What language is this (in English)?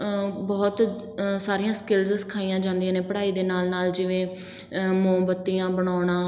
Punjabi